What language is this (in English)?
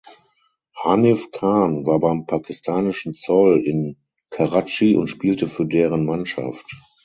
German